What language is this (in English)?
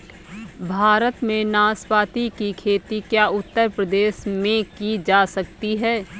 Hindi